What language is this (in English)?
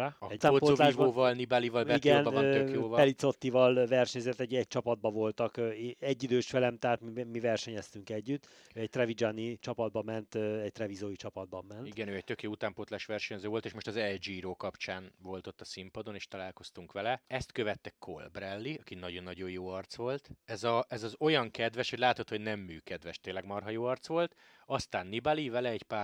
Hungarian